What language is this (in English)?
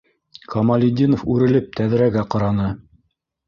Bashkir